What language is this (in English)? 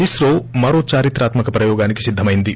Telugu